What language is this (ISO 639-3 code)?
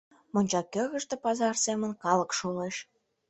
chm